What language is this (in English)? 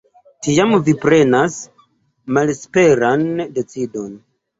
Esperanto